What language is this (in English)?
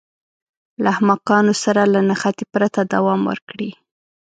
Pashto